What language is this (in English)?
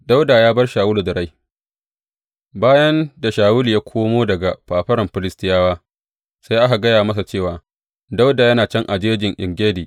Hausa